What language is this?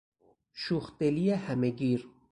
Persian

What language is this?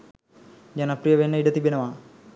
Sinhala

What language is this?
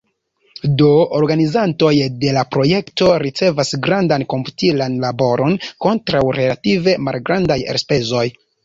Esperanto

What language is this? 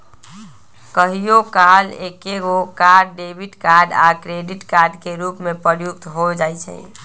Magahi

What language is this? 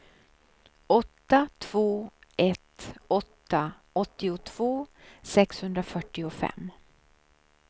Swedish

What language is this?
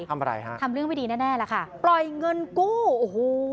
Thai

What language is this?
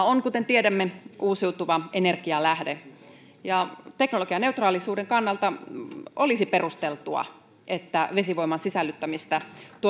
Finnish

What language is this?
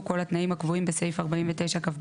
Hebrew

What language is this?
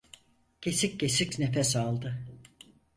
Turkish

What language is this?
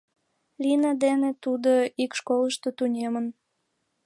Mari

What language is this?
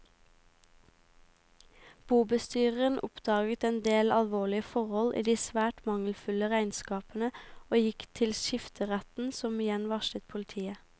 Norwegian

